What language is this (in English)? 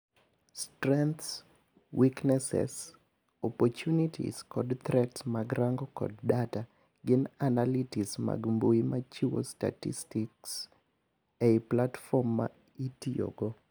Luo (Kenya and Tanzania)